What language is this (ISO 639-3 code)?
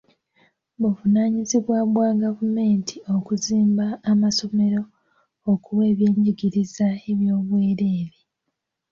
lug